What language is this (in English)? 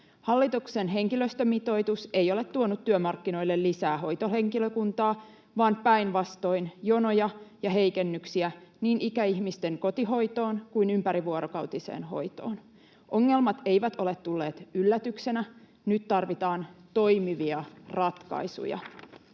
Finnish